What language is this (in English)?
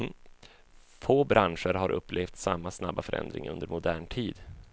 Swedish